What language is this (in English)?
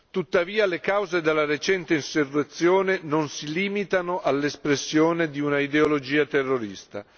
Italian